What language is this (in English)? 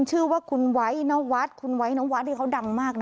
Thai